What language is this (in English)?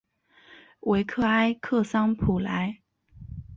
Chinese